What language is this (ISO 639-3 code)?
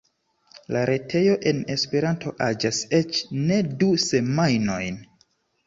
epo